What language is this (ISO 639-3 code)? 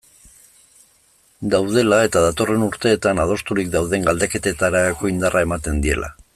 eus